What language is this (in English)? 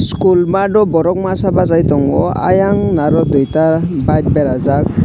Kok Borok